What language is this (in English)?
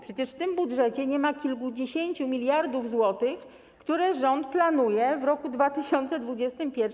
Polish